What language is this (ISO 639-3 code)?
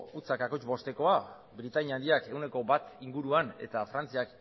eus